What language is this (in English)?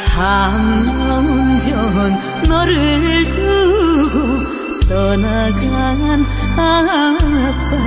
Korean